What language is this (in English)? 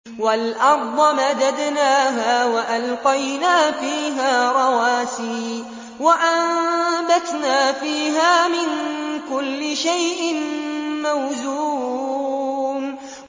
Arabic